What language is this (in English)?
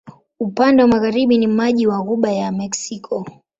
Swahili